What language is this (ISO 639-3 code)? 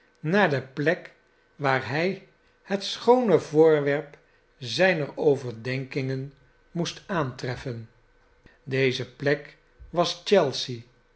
nld